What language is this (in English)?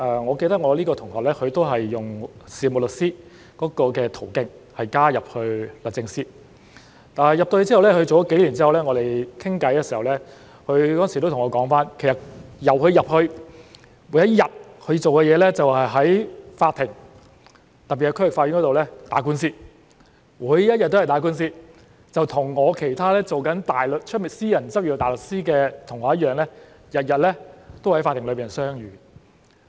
Cantonese